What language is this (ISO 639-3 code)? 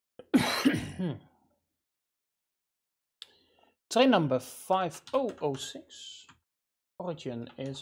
nld